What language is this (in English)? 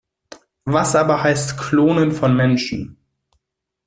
German